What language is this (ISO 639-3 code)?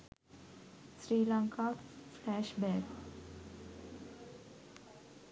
sin